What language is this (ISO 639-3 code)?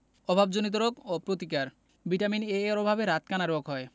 ben